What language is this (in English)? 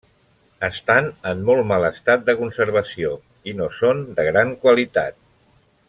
Catalan